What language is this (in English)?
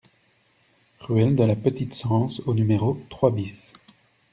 French